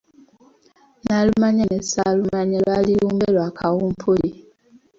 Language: Ganda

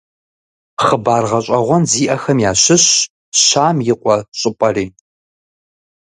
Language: Kabardian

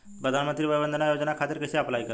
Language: Bhojpuri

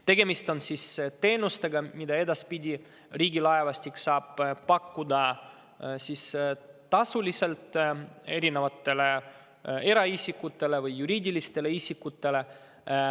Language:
Estonian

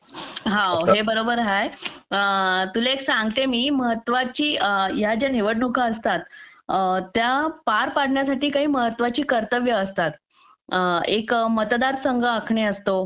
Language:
Marathi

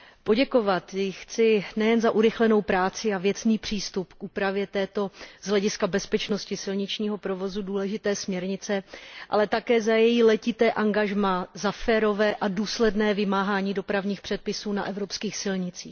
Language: Czech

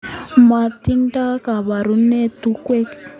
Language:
Kalenjin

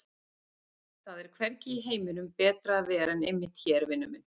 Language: Icelandic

